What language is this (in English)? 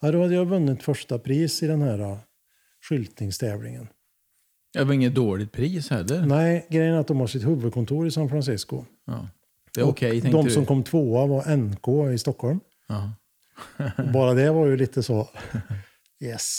Swedish